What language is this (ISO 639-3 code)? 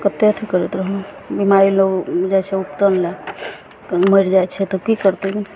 mai